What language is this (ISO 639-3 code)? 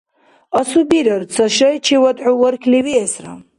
dar